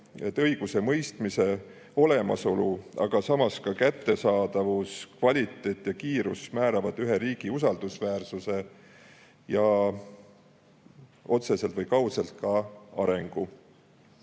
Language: Estonian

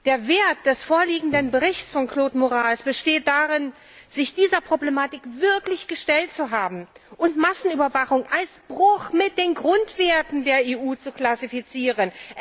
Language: German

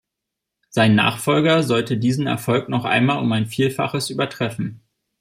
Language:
German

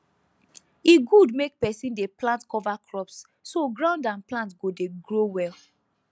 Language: Nigerian Pidgin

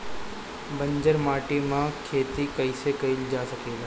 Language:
Bhojpuri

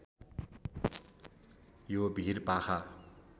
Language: Nepali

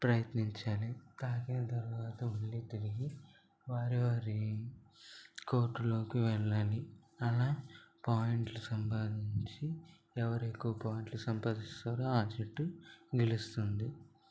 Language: Telugu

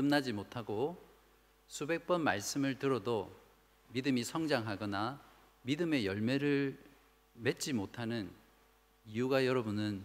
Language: Korean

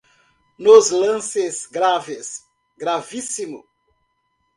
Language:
Portuguese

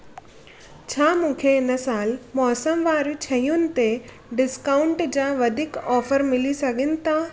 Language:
Sindhi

